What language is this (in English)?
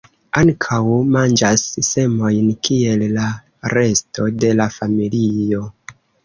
Esperanto